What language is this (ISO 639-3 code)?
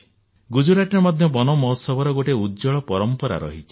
ori